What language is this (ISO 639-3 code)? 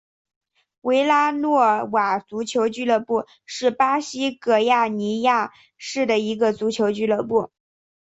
zho